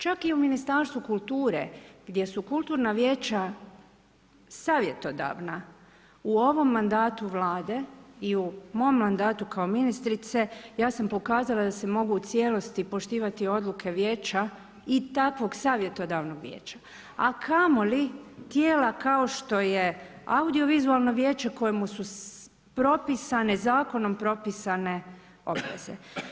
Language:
Croatian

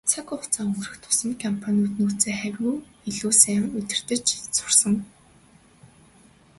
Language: Mongolian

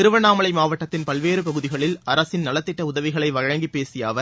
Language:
Tamil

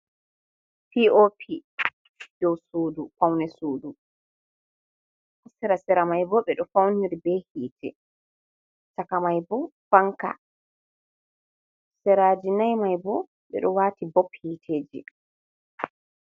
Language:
Fula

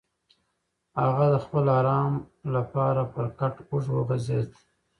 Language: Pashto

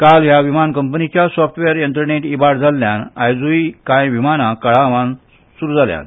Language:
Konkani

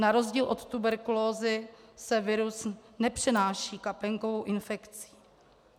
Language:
Czech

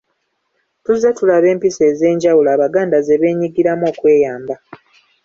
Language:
Ganda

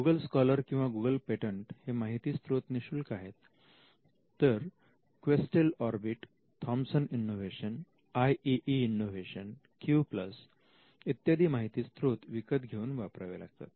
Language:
Marathi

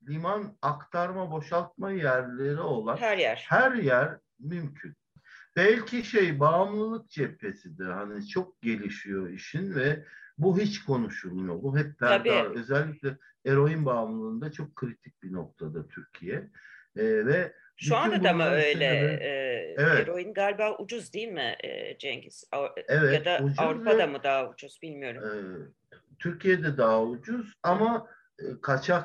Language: Turkish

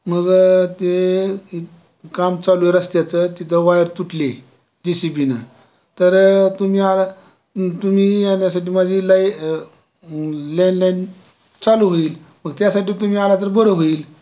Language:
Marathi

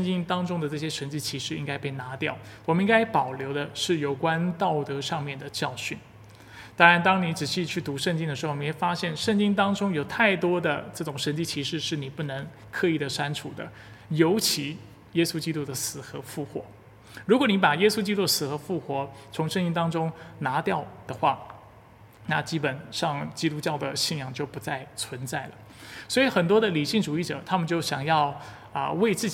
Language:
Chinese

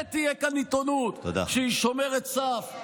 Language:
Hebrew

